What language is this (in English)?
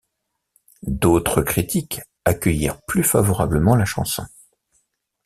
French